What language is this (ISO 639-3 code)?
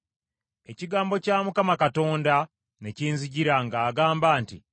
lug